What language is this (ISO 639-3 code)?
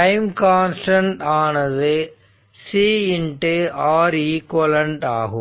tam